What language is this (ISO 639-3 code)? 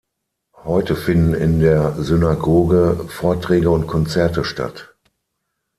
deu